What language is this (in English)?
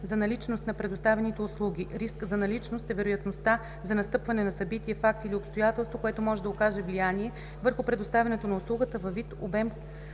Bulgarian